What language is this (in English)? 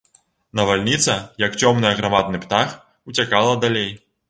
Belarusian